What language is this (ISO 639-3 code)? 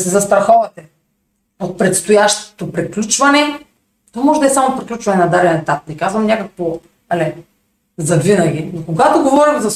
bul